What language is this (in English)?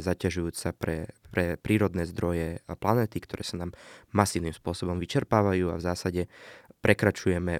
Slovak